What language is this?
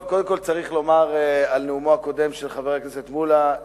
Hebrew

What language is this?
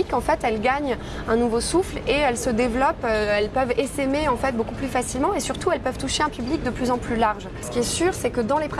French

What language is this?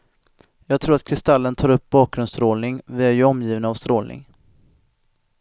Swedish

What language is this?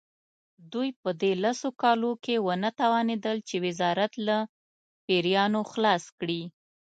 Pashto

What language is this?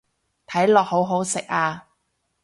Cantonese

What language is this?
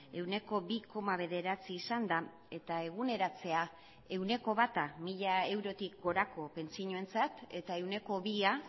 Basque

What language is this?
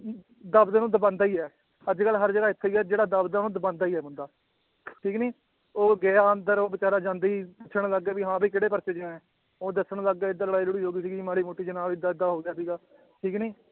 Punjabi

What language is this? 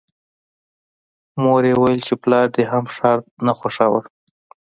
Pashto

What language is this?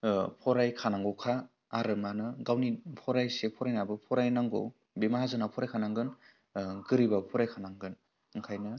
Bodo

